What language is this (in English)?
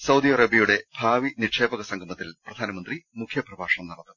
Malayalam